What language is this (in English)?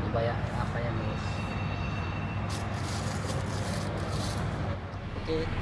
Indonesian